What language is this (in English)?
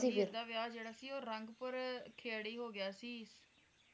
Punjabi